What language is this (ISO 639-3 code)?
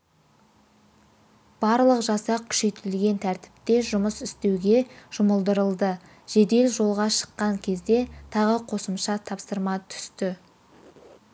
kaz